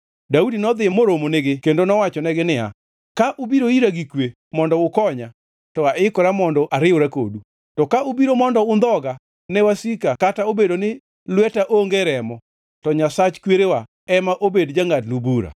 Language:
Luo (Kenya and Tanzania)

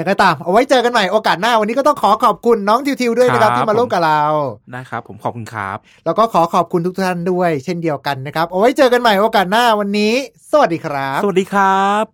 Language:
Thai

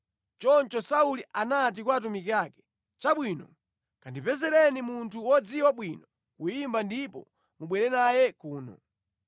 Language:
Nyanja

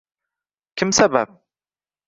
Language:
Uzbek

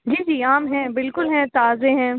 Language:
Urdu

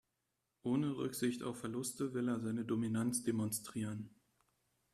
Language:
German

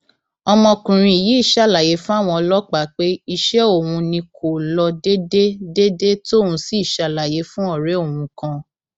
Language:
Yoruba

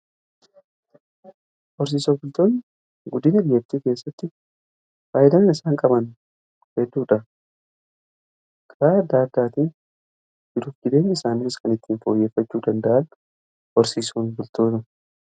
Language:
Oromo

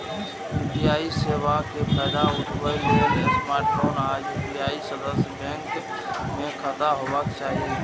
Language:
Maithili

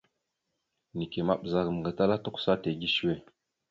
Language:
Mada (Cameroon)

